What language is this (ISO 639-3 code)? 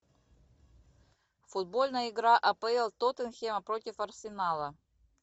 rus